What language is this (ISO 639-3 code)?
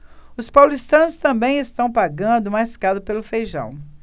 por